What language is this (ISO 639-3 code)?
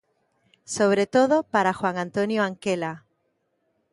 glg